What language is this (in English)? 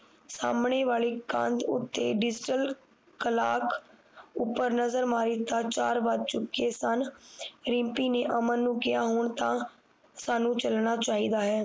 Punjabi